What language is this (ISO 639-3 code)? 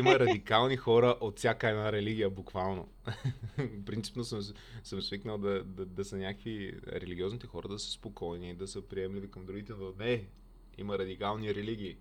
bul